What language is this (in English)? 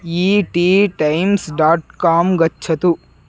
Sanskrit